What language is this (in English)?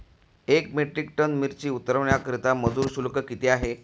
Marathi